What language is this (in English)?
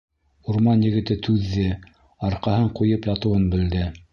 Bashkir